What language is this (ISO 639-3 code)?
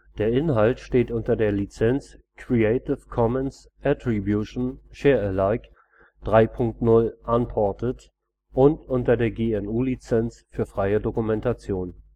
deu